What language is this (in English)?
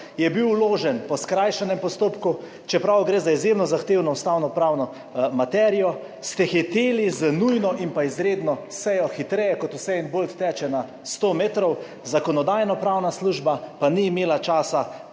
Slovenian